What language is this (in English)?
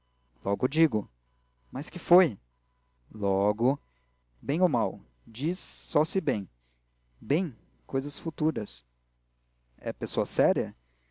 Portuguese